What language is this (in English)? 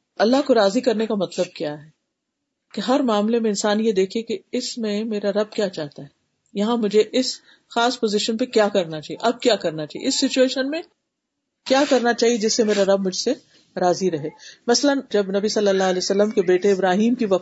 Urdu